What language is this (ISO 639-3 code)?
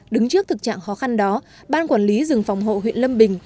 vie